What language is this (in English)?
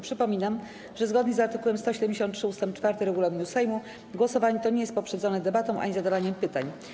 Polish